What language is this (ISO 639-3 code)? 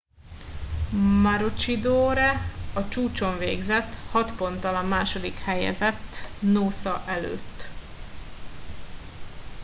hun